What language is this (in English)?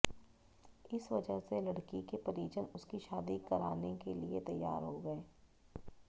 Hindi